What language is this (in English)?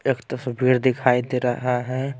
Hindi